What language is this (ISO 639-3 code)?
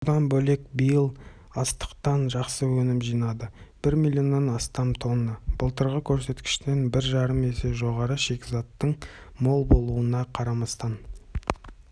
kaz